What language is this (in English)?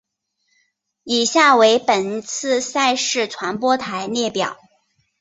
Chinese